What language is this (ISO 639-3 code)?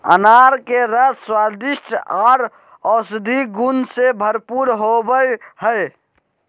mag